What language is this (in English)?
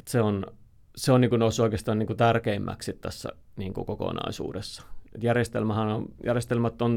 Finnish